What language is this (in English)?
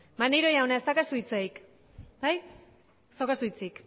Basque